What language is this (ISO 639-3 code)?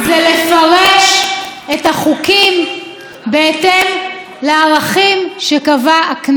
heb